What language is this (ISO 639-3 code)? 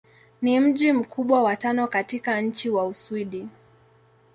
swa